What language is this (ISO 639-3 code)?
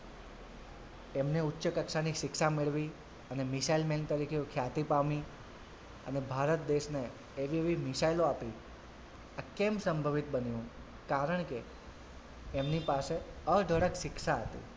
guj